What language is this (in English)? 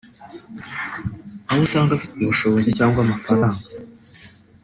Kinyarwanda